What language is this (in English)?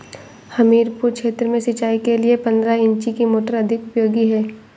Hindi